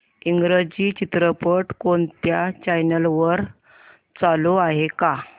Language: Marathi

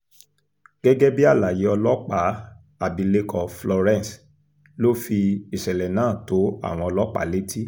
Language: Yoruba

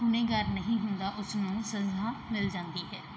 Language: Punjabi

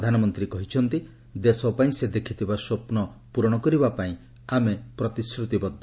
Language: Odia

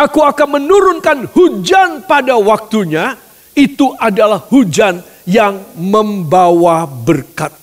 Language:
Indonesian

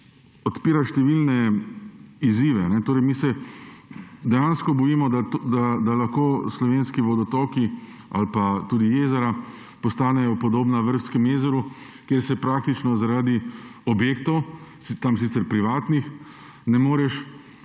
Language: Slovenian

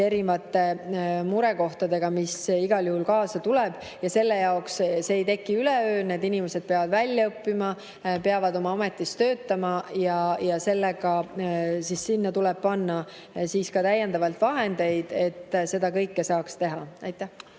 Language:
Estonian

